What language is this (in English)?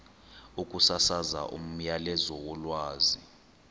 Xhosa